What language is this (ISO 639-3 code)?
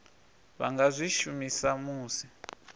ven